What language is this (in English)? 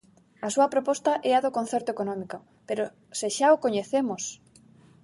Galician